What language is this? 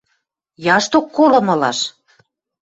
Western Mari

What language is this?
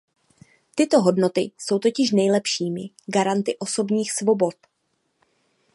Czech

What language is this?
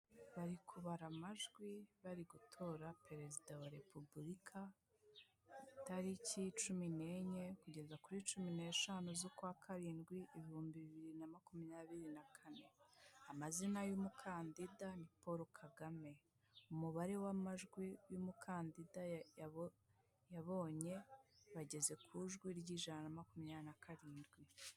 Kinyarwanda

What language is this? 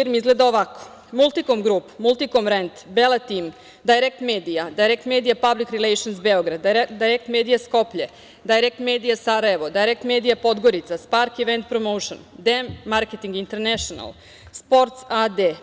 Serbian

